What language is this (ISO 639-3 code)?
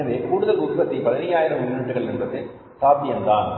tam